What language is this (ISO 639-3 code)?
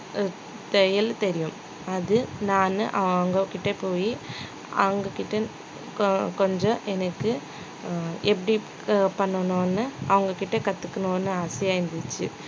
tam